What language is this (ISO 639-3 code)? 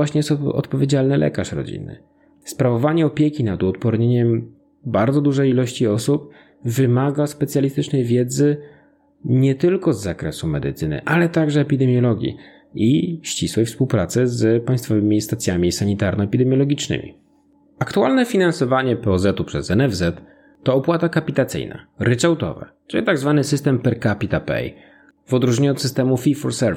pol